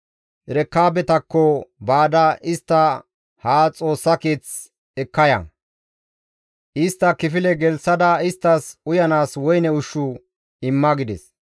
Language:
Gamo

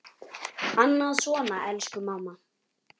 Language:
Icelandic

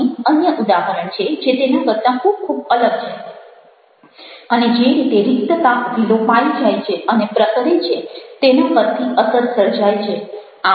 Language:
Gujarati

